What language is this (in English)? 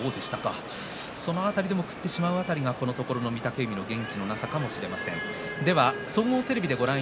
Japanese